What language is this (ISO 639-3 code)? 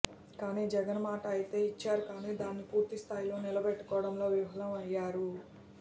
tel